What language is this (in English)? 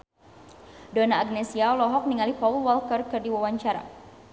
Sundanese